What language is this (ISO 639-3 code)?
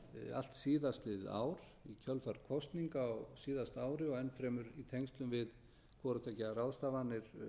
isl